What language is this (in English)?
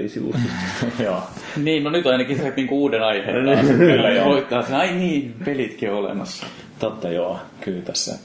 Finnish